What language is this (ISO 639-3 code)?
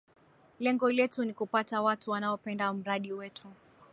swa